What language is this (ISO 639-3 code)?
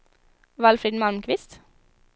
swe